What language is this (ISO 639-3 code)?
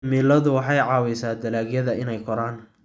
som